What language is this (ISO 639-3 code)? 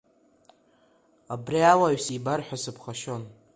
abk